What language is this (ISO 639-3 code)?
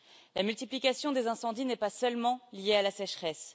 fra